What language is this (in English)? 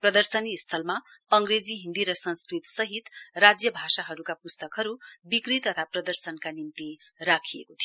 Nepali